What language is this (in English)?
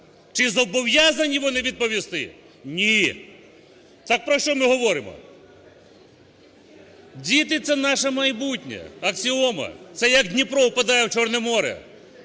Ukrainian